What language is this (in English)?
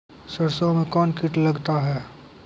Maithili